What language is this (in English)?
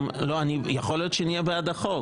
Hebrew